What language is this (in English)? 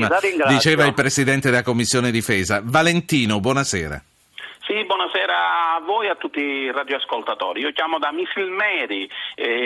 Italian